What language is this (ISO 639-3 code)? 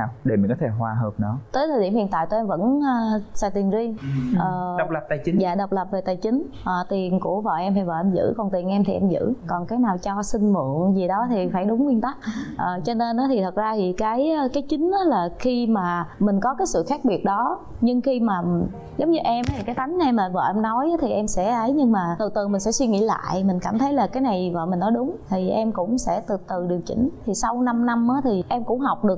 vie